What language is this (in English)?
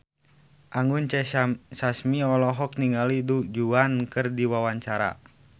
Sundanese